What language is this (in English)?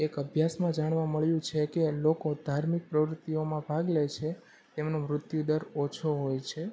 Gujarati